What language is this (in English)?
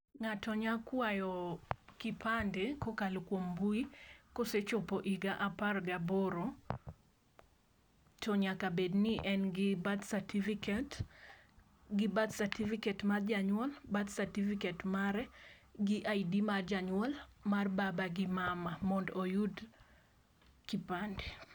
Luo (Kenya and Tanzania)